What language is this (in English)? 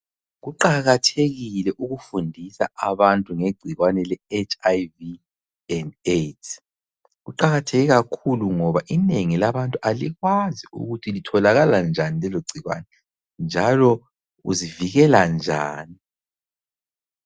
North Ndebele